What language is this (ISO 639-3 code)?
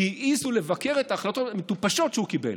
heb